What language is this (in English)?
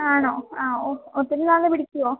Malayalam